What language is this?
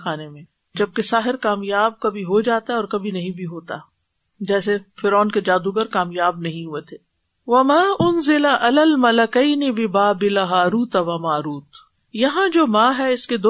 Urdu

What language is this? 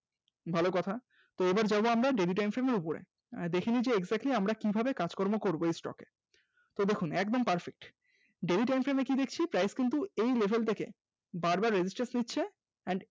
Bangla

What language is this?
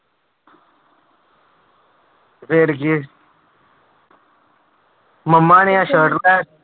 Punjabi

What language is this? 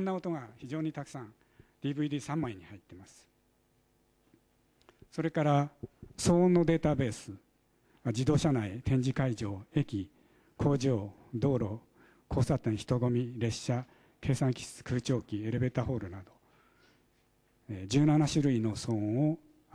Japanese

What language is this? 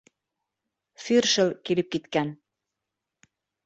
Bashkir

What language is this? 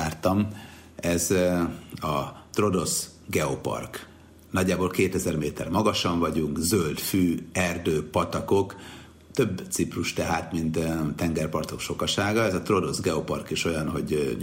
Hungarian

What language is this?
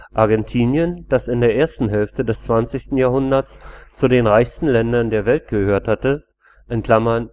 German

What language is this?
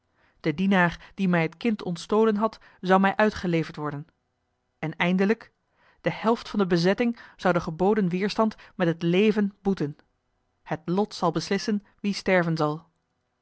Dutch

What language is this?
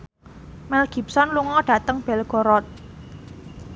Javanese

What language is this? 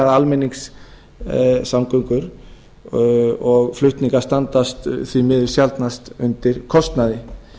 Icelandic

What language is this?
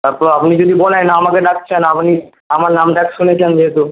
Bangla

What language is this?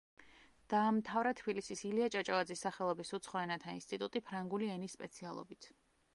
Georgian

